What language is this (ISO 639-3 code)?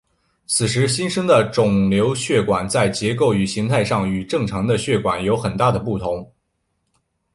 zho